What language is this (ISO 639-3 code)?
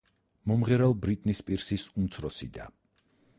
kat